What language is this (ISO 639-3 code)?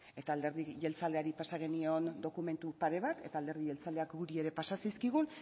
eus